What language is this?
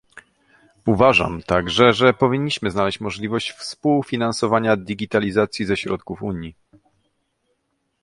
Polish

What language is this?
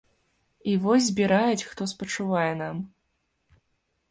Belarusian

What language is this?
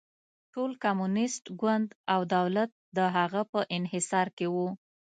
Pashto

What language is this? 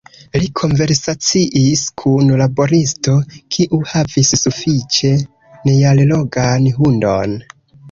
Esperanto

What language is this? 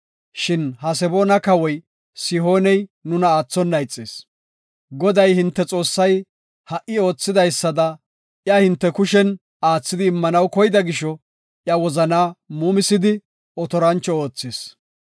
Gofa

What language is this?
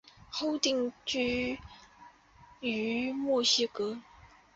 Chinese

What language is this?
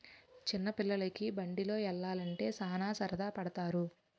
Telugu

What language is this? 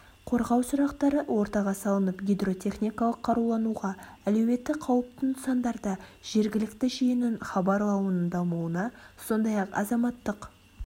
Kazakh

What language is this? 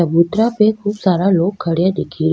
Rajasthani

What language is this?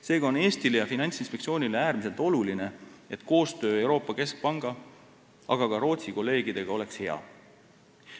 Estonian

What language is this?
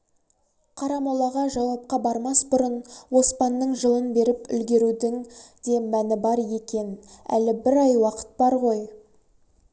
Kazakh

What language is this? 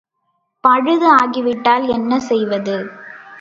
Tamil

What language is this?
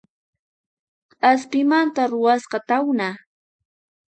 Puno Quechua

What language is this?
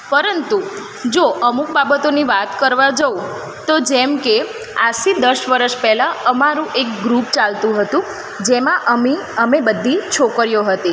Gujarati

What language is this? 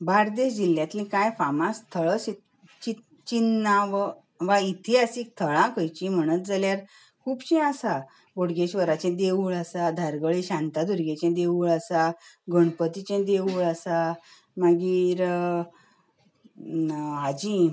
Konkani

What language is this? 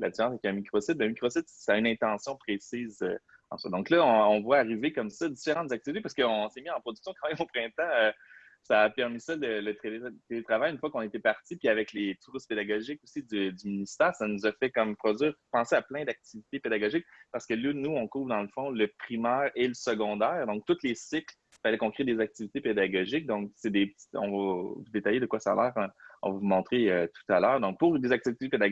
French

